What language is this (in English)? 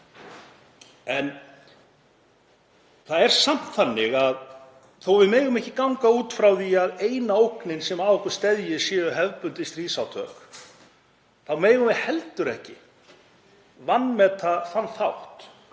Icelandic